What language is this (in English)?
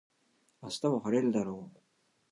Japanese